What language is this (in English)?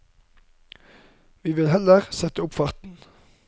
Norwegian